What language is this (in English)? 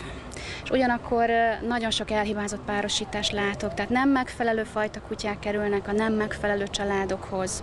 Hungarian